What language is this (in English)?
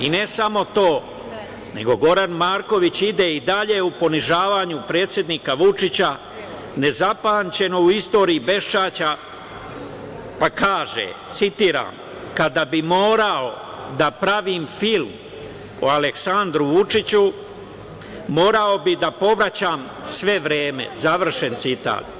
Serbian